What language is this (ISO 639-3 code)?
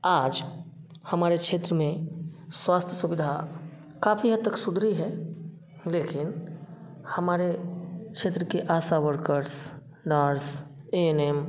hin